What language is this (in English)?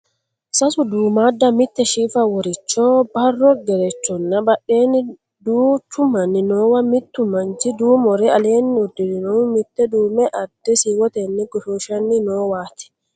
Sidamo